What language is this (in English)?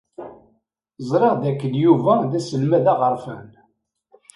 Kabyle